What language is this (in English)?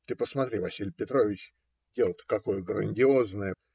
Russian